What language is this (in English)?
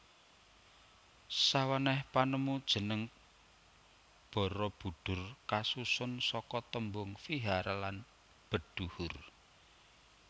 Javanese